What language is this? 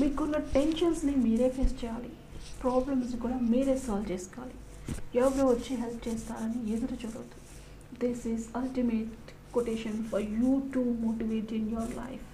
Telugu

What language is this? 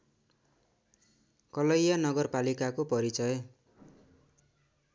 Nepali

